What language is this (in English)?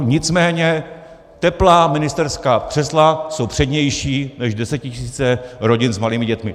Czech